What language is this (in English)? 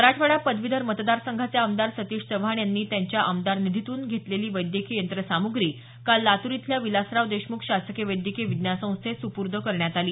Marathi